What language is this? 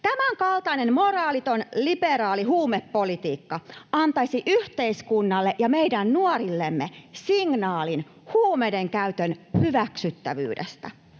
Finnish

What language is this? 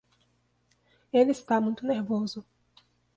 Portuguese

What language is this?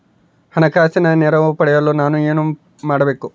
Kannada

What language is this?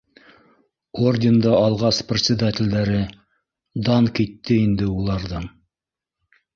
Bashkir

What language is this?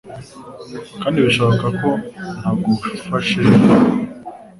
Kinyarwanda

